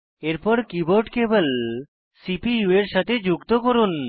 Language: Bangla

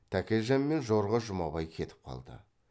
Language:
Kazakh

